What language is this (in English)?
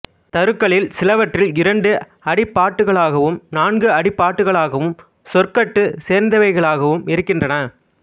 Tamil